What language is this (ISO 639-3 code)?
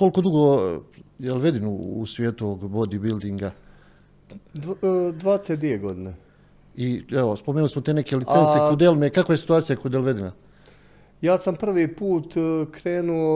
hrv